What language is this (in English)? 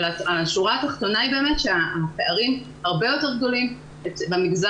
Hebrew